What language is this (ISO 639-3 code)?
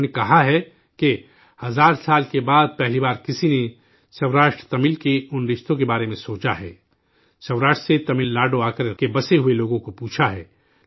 urd